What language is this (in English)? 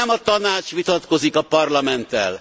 Hungarian